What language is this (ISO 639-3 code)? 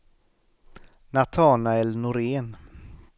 swe